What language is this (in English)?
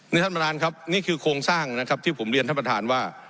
Thai